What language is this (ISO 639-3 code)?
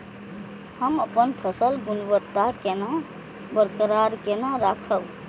mai